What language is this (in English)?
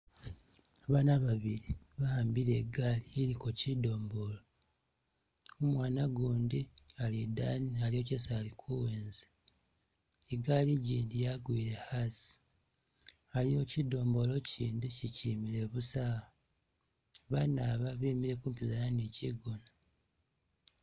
Masaaba